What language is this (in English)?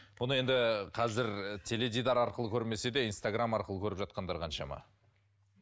Kazakh